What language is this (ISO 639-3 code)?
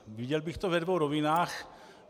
ces